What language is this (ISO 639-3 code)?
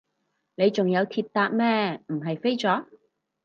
yue